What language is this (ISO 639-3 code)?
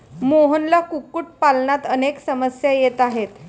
mar